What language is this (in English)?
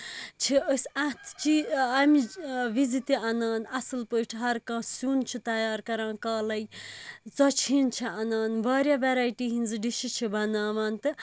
Kashmiri